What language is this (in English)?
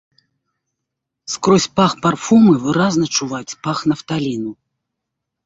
Belarusian